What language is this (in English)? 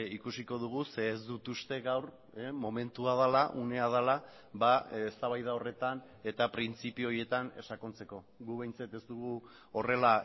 Basque